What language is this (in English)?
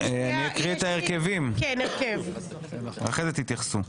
Hebrew